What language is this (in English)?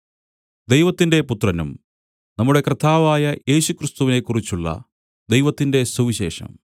Malayalam